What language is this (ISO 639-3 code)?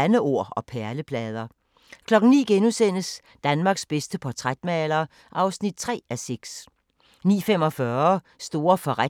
dan